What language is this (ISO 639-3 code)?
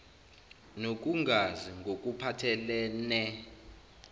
zul